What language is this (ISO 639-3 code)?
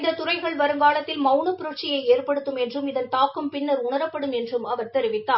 tam